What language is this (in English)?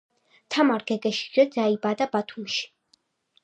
Georgian